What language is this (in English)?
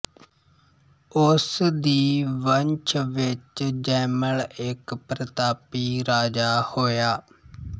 Punjabi